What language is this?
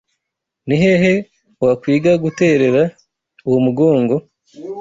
Kinyarwanda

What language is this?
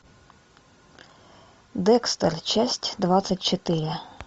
Russian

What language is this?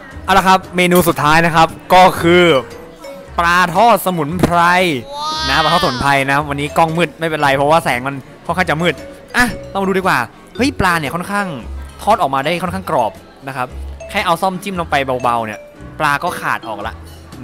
Thai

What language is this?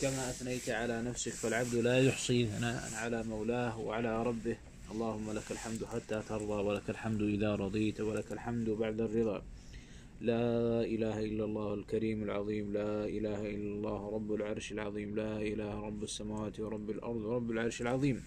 Arabic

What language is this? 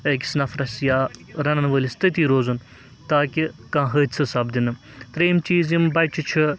Kashmiri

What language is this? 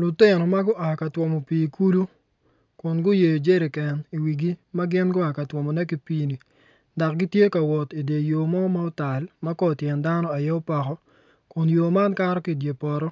Acoli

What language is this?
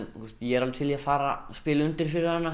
Icelandic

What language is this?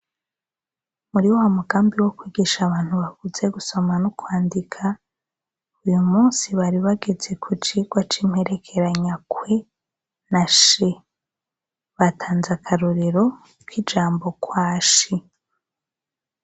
Rundi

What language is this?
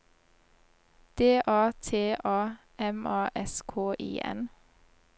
Norwegian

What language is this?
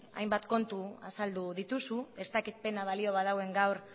Basque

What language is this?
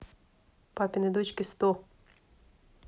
Russian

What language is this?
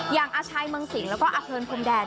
Thai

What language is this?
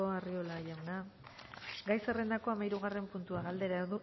Basque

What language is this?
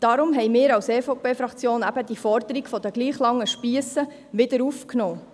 Swiss German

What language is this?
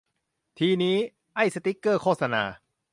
Thai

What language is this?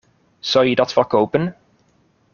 Dutch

